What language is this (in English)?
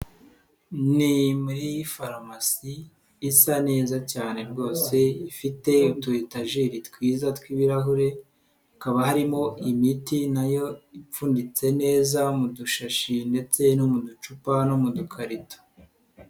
Kinyarwanda